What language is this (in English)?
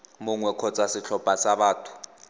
Tswana